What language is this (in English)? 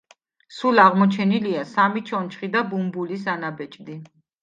Georgian